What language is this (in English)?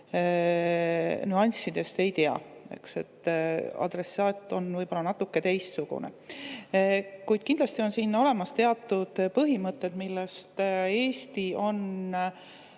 Estonian